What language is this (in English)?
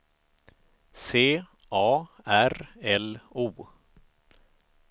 Swedish